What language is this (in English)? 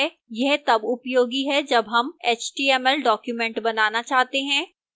Hindi